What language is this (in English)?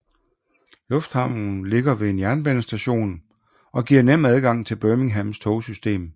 Danish